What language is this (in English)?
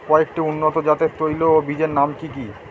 Bangla